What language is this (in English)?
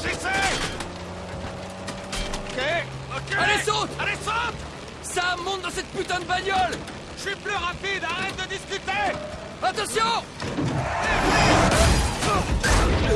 French